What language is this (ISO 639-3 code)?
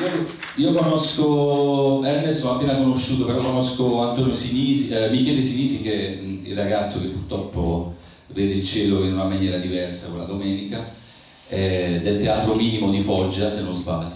ita